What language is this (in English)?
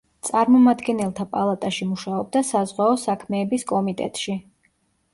Georgian